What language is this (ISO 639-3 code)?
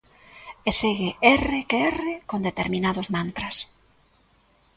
glg